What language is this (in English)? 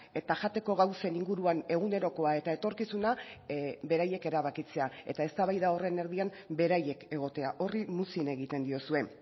Basque